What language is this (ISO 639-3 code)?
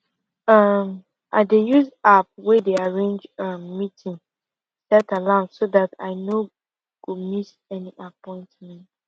pcm